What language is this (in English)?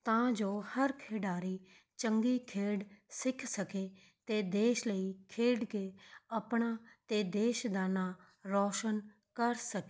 Punjabi